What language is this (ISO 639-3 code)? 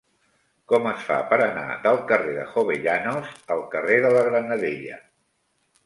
cat